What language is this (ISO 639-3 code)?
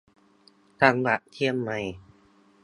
tha